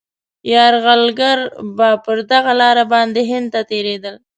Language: Pashto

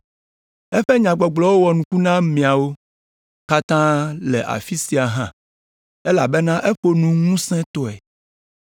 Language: Ewe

